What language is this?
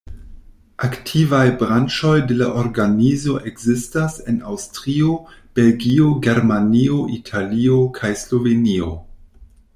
Esperanto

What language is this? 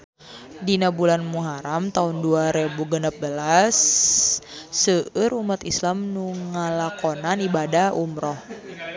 Sundanese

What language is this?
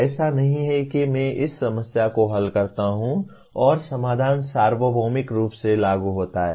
Hindi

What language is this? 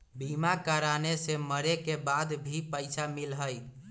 Magahi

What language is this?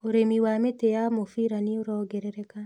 Kikuyu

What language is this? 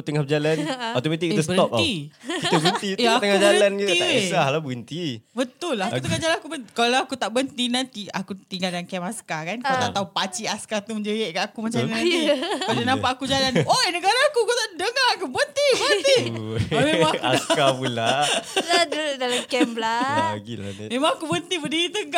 Malay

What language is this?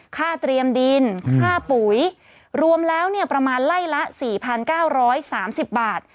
Thai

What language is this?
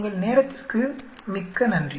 Tamil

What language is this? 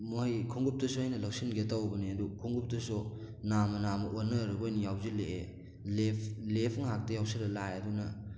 Manipuri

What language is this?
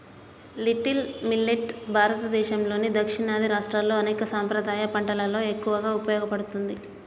Telugu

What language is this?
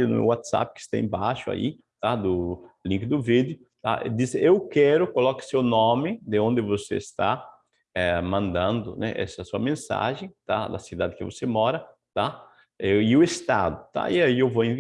Portuguese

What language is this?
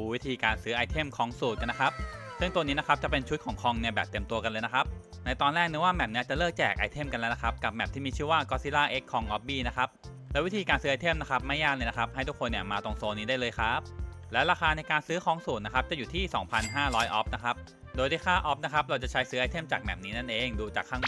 Thai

